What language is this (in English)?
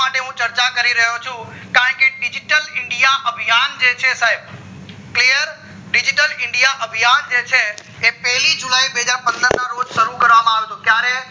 Gujarati